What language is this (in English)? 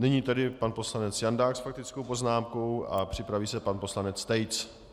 Czech